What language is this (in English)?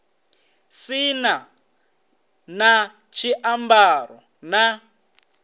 Venda